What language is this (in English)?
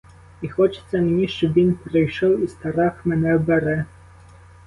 Ukrainian